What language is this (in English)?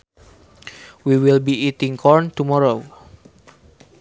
Sundanese